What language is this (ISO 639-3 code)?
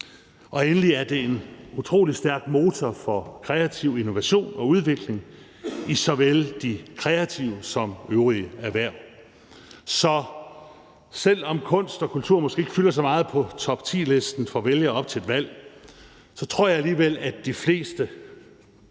dan